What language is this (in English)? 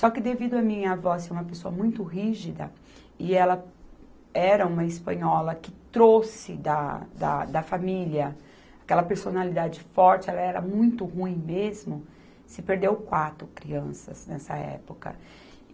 Portuguese